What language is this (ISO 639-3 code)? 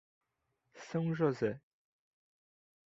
por